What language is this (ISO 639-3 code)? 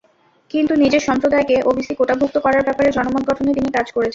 ben